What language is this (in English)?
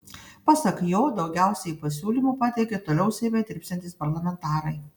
Lithuanian